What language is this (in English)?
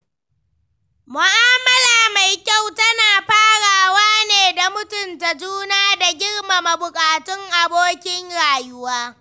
Hausa